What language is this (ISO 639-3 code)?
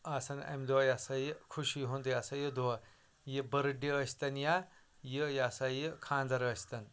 kas